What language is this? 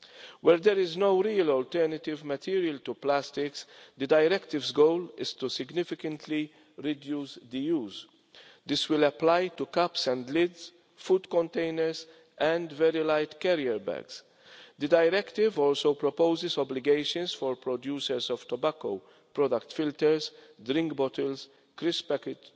English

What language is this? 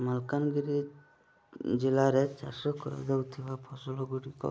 Odia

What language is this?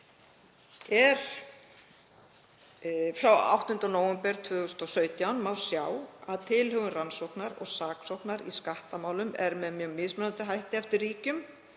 Icelandic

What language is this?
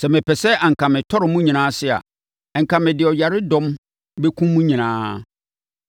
Akan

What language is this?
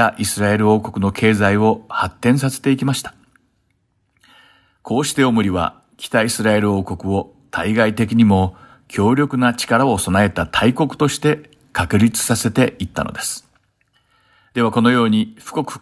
Japanese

